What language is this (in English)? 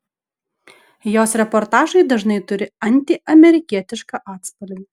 Lithuanian